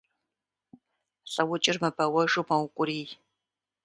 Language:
Kabardian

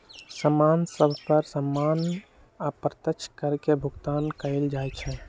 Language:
Magahi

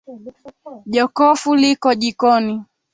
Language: Swahili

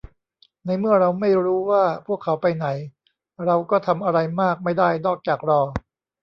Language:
Thai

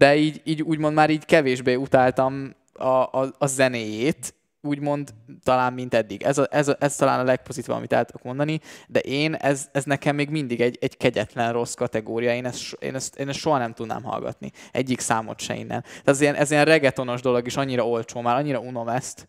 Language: Hungarian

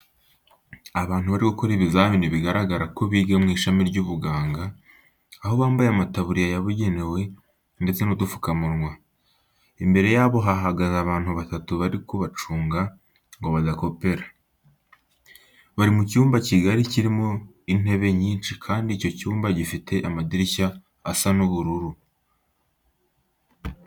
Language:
Kinyarwanda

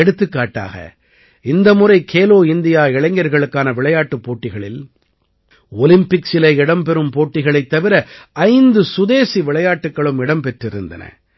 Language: Tamil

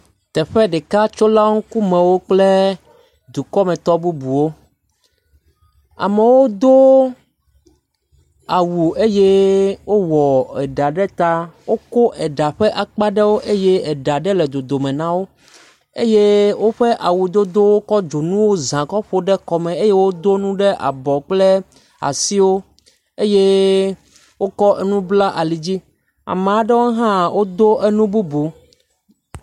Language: Ewe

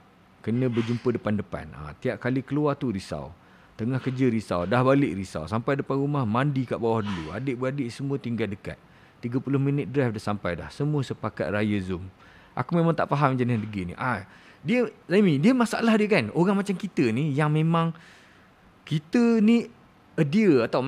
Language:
Malay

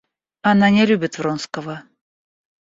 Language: Russian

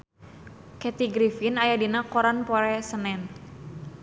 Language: Sundanese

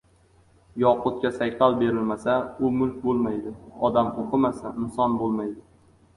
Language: Uzbek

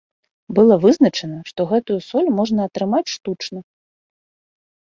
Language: Belarusian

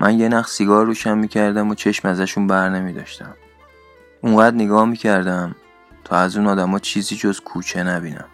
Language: Persian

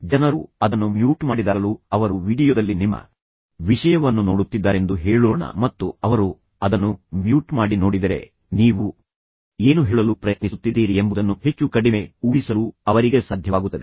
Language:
Kannada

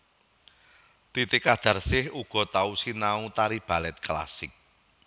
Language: Javanese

